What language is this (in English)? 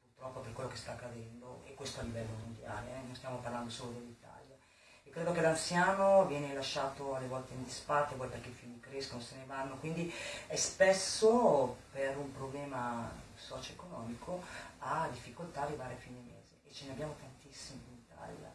Italian